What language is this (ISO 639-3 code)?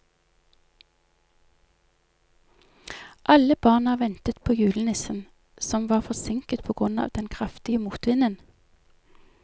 nor